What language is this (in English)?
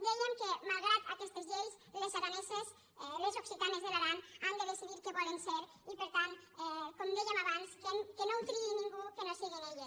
Catalan